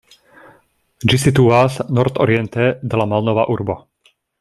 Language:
Esperanto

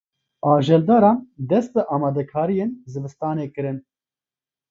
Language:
Kurdish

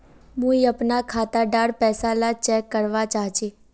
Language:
Magahi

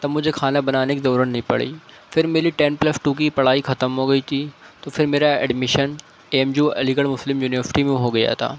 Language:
Urdu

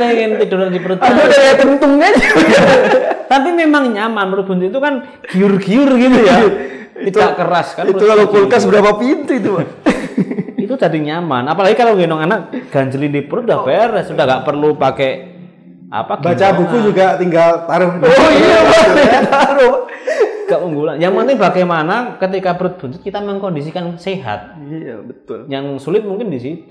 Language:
Indonesian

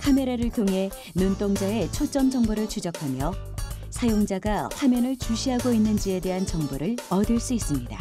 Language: Korean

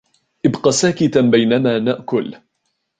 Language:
Arabic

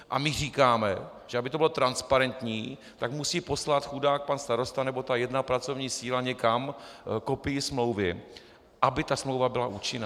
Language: Czech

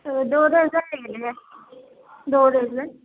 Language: Urdu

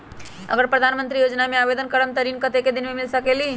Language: Magahi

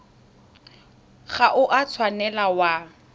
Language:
Tswana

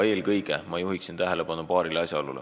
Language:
Estonian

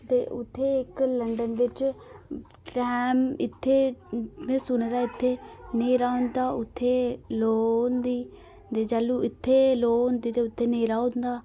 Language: Dogri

